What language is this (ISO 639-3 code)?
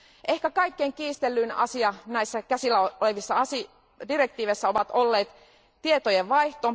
fin